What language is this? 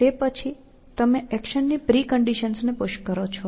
Gujarati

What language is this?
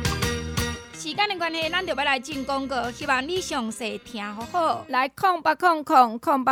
Chinese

